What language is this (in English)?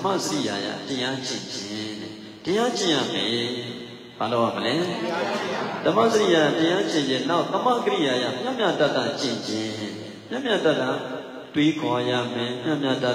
Arabic